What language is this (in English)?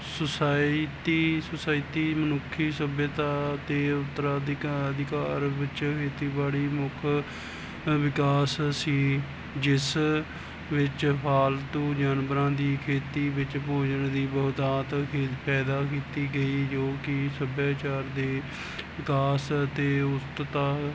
Punjabi